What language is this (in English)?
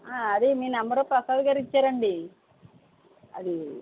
Telugu